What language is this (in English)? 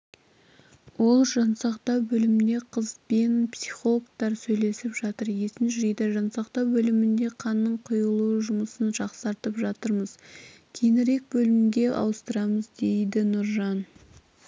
Kazakh